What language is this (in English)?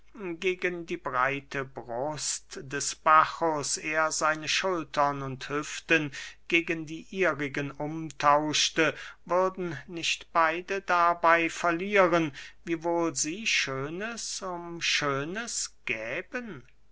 German